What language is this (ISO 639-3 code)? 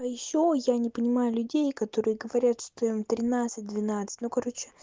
rus